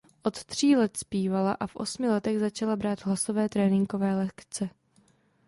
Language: Czech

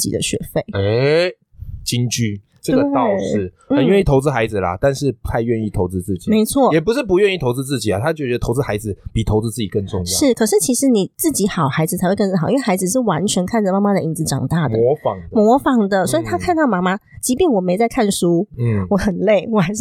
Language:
Chinese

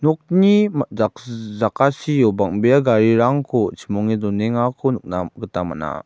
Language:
Garo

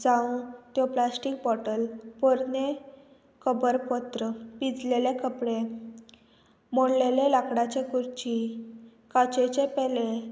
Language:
Konkani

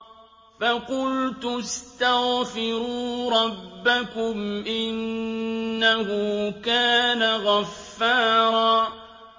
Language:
Arabic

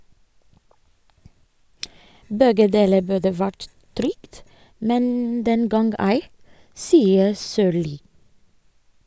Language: Norwegian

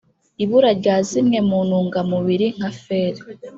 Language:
Kinyarwanda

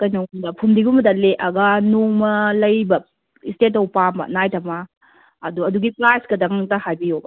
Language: Manipuri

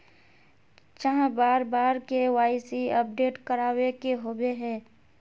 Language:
Magahi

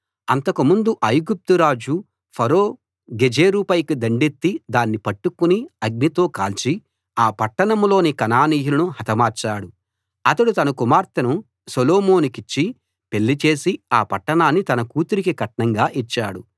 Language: Telugu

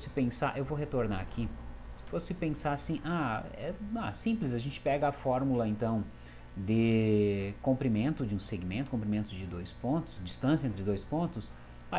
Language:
Portuguese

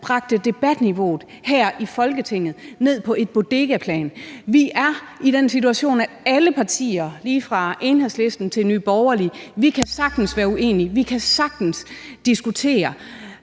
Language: Danish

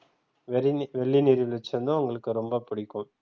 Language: Tamil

